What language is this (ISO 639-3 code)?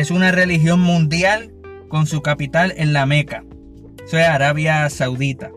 spa